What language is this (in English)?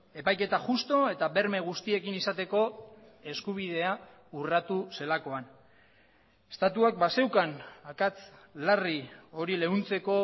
Basque